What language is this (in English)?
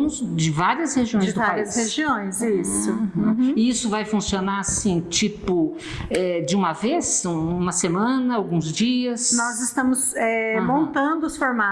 Portuguese